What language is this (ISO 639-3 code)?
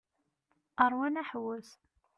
kab